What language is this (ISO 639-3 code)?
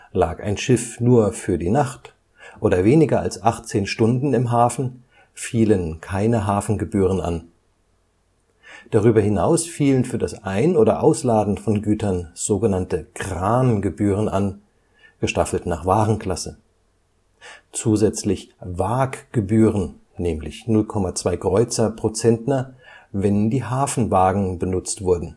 deu